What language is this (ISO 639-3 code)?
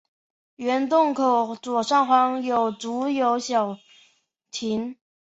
zho